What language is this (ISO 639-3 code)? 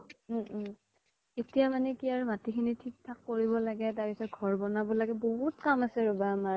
asm